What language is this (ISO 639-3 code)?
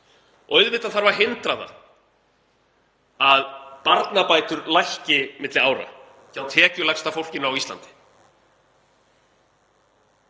isl